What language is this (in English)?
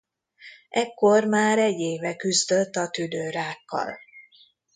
Hungarian